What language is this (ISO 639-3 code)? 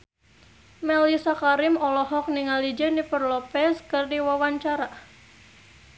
sun